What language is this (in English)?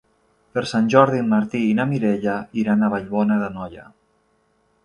Catalan